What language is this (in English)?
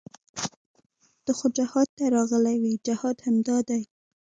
Pashto